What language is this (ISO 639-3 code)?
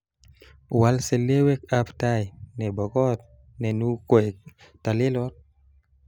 kln